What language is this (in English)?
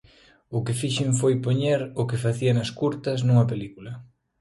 Galician